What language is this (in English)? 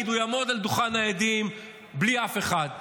Hebrew